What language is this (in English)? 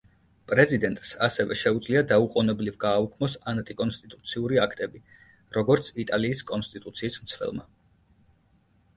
Georgian